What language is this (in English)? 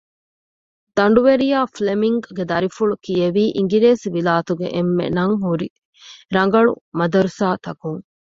Divehi